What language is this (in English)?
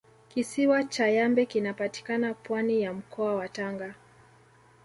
Swahili